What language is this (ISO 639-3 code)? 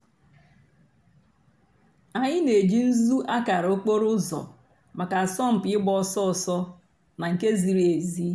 ibo